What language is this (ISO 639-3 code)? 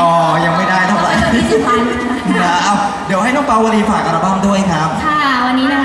tha